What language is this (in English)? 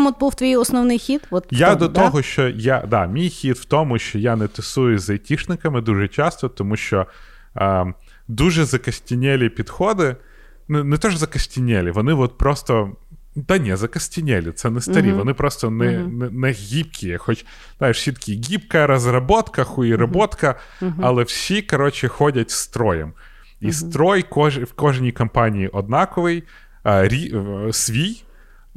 Ukrainian